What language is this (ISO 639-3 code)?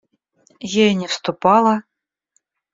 rus